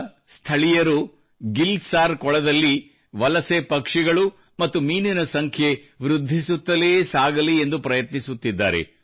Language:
Kannada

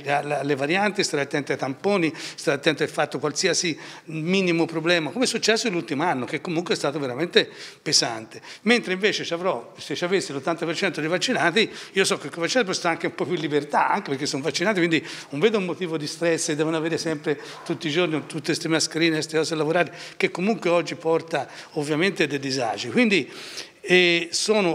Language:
Italian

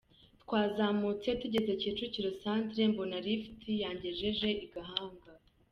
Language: Kinyarwanda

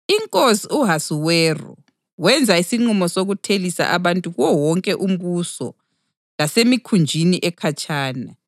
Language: North Ndebele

